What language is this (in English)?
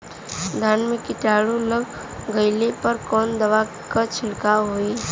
Bhojpuri